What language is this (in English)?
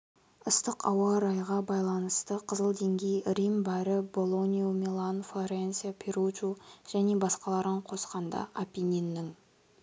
Kazakh